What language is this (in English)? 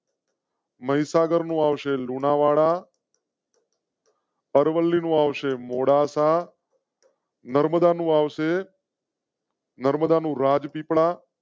Gujarati